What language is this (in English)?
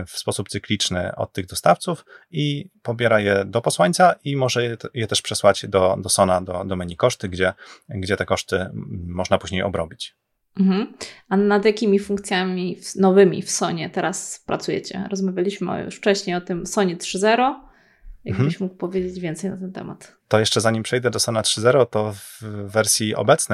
Polish